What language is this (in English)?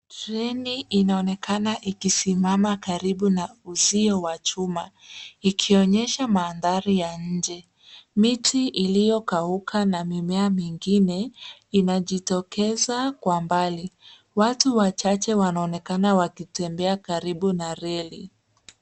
Swahili